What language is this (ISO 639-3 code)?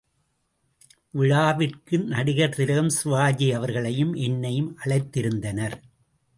tam